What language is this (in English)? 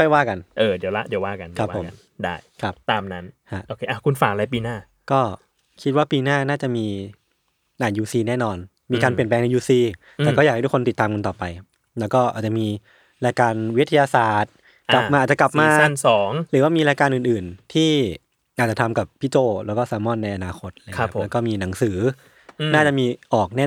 Thai